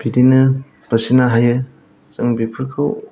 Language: Bodo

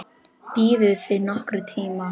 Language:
Icelandic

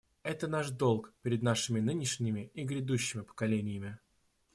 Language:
Russian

